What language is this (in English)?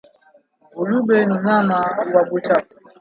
Swahili